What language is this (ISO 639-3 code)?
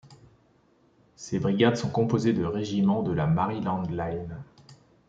fra